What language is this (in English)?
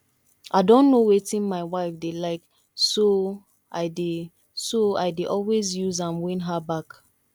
Nigerian Pidgin